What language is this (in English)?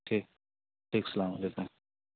Urdu